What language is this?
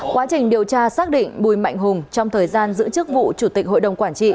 Vietnamese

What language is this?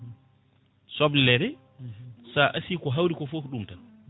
Fula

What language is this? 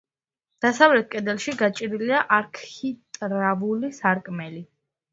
Georgian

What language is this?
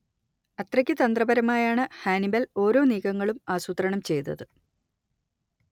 Malayalam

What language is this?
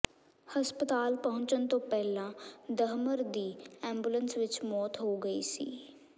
Punjabi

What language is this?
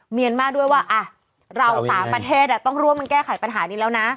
Thai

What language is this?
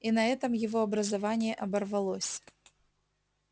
Russian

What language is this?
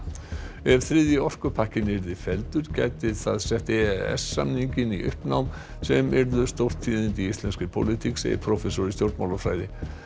Icelandic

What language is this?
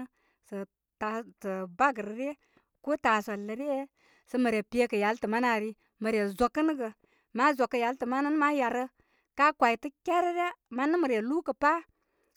Koma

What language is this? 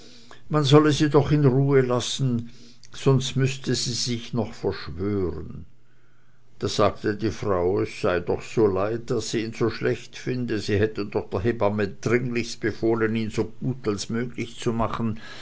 German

